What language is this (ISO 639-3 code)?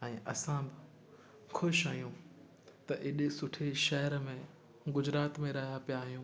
snd